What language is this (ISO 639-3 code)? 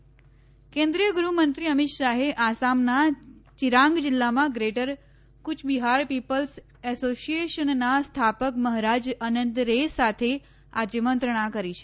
guj